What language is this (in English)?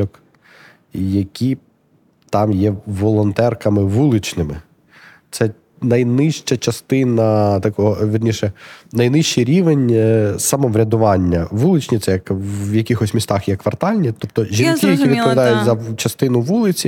Ukrainian